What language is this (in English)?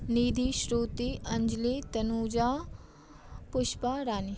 Maithili